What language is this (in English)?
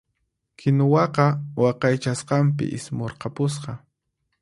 Puno Quechua